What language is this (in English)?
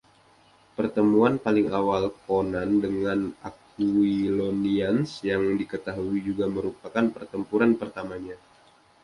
Indonesian